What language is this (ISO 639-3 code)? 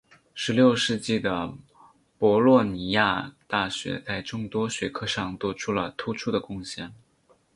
zho